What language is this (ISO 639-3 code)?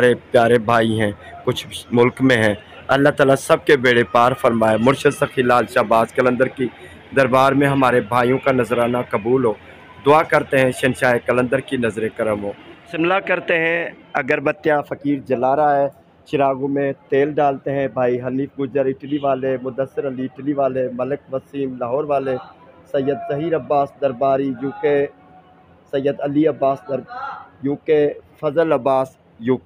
hin